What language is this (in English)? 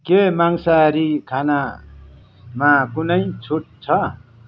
Nepali